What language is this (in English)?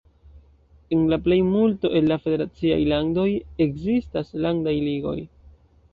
Esperanto